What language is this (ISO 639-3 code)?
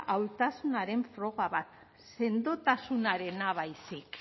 eus